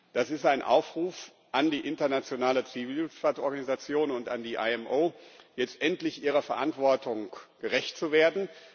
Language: German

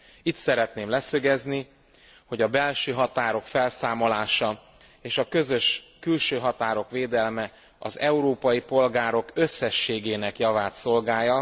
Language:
Hungarian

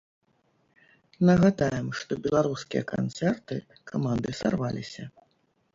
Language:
Belarusian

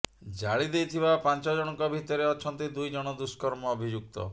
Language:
Odia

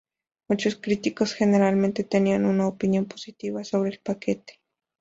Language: Spanish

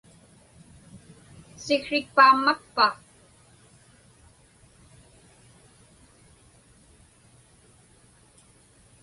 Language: Inupiaq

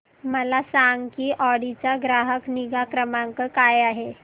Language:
Marathi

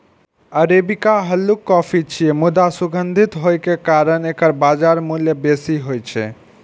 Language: Maithili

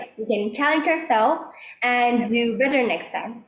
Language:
Indonesian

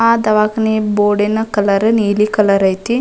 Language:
Kannada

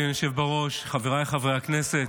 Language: Hebrew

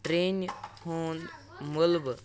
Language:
Kashmiri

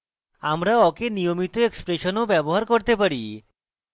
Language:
Bangla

